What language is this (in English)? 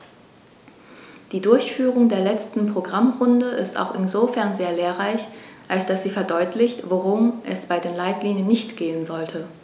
German